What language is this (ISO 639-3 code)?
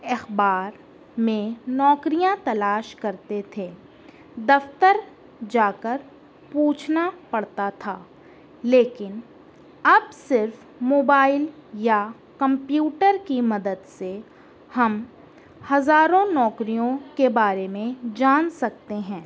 urd